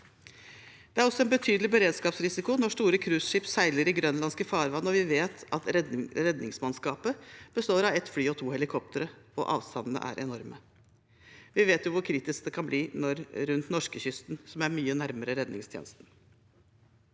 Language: Norwegian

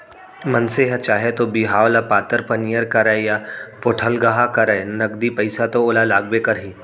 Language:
Chhattisgarhi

